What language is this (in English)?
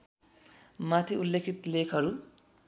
Nepali